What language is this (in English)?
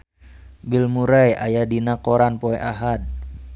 Sundanese